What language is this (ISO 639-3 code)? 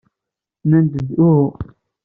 kab